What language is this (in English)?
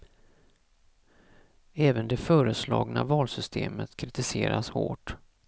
Swedish